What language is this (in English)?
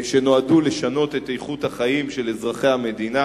Hebrew